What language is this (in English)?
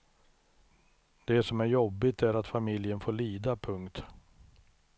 Swedish